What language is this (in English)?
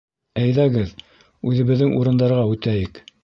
Bashkir